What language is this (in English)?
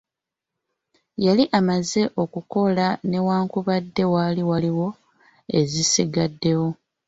Ganda